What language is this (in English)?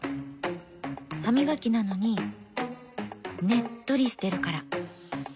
Japanese